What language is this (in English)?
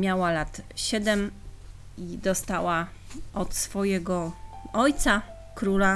Polish